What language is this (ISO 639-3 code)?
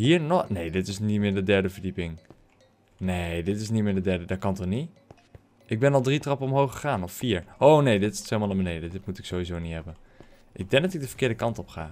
nld